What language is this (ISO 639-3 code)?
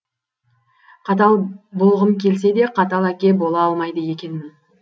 kaz